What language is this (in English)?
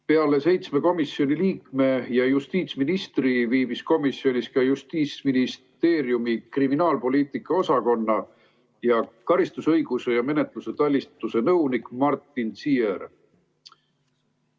Estonian